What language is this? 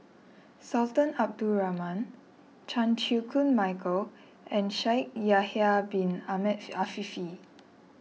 English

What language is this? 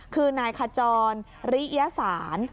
Thai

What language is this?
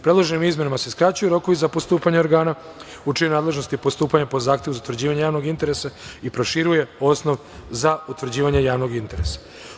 Serbian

